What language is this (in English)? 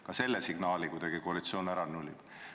Estonian